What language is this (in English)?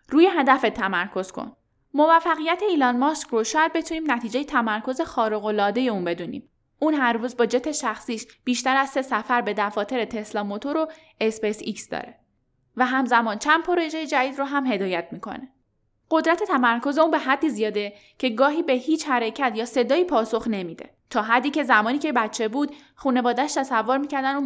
Persian